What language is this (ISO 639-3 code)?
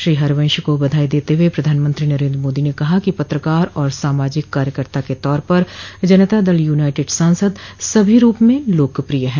hin